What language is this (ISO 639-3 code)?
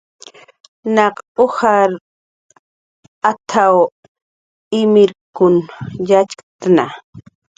jqr